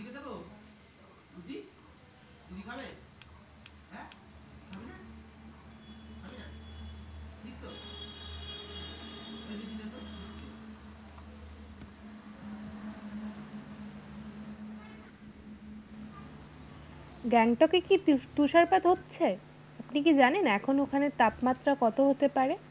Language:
Bangla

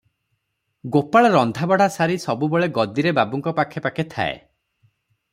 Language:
Odia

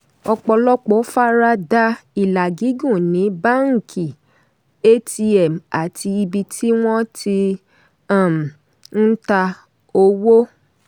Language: Yoruba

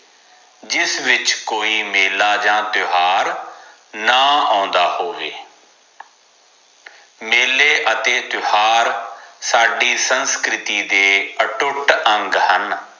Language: Punjabi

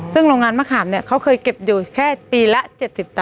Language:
Thai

